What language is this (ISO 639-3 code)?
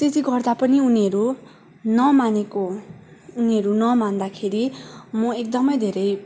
nep